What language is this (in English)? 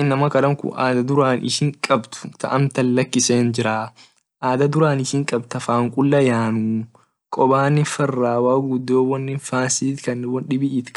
Orma